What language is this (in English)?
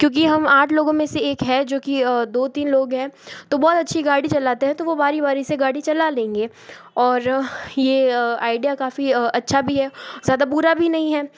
Hindi